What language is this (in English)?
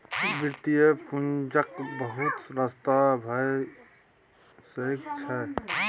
Maithili